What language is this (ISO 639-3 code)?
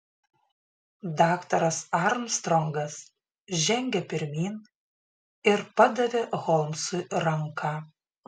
lit